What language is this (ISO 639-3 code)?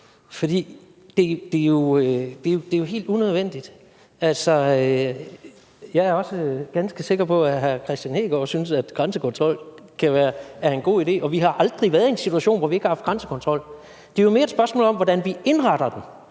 dan